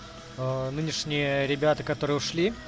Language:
Russian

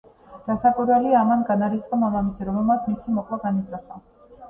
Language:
Georgian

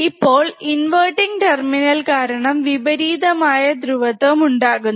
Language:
Malayalam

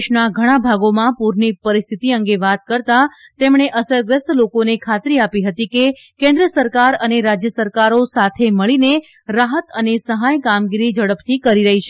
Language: Gujarati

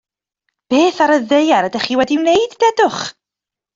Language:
Welsh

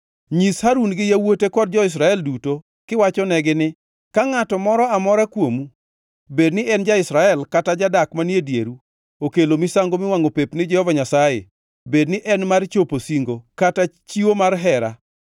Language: Luo (Kenya and Tanzania)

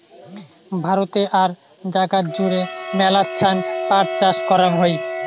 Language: Bangla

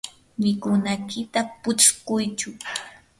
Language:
Yanahuanca Pasco Quechua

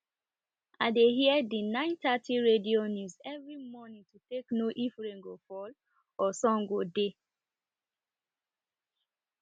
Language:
Nigerian Pidgin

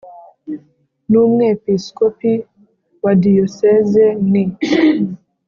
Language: Kinyarwanda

